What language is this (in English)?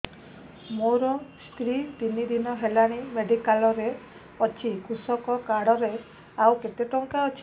Odia